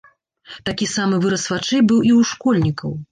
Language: Belarusian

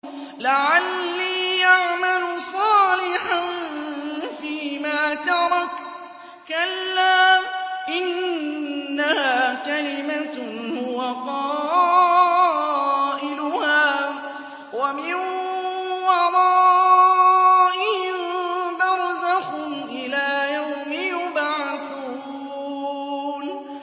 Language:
Arabic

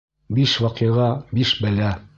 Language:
Bashkir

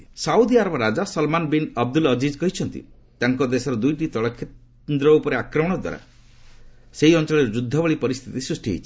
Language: Odia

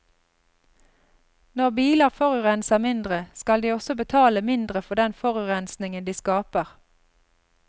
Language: Norwegian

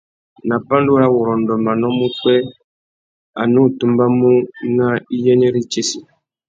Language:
Tuki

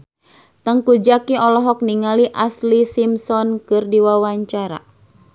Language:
Sundanese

